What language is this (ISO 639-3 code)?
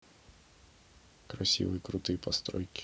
rus